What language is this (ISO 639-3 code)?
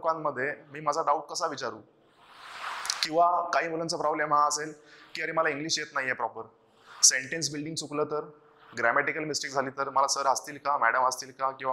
hin